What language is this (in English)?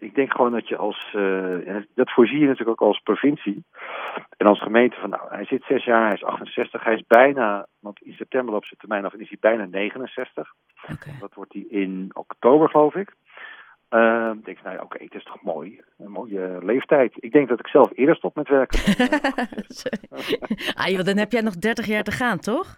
Dutch